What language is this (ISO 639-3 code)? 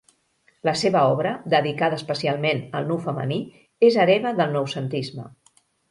cat